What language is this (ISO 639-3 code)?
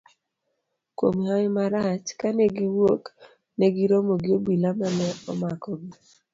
luo